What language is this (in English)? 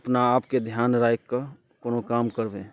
Maithili